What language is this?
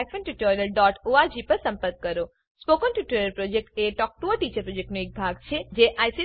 Gujarati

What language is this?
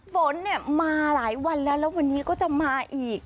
Thai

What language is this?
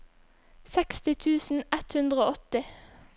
Norwegian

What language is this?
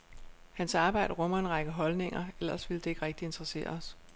Danish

